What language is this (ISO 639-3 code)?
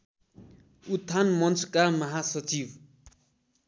nep